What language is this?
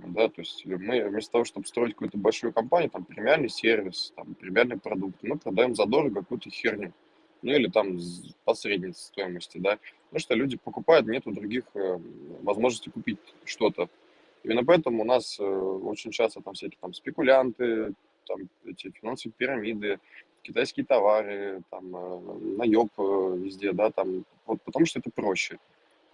Russian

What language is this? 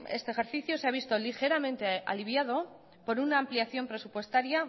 Spanish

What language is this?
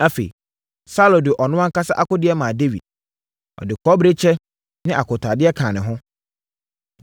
Akan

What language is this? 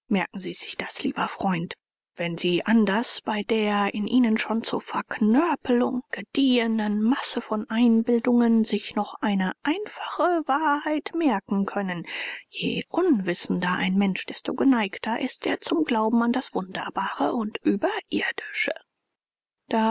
German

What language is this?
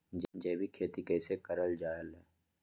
Magahi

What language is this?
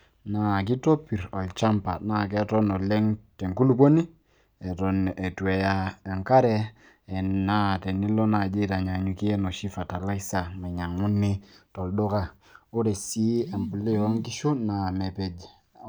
Masai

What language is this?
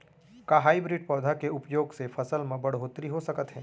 Chhattisgarhi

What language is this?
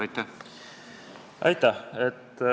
Estonian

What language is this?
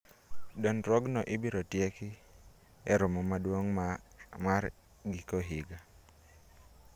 Luo (Kenya and Tanzania)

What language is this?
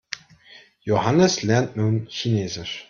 German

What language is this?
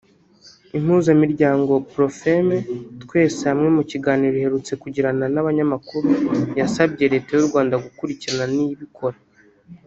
Kinyarwanda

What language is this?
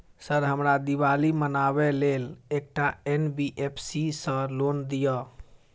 Maithili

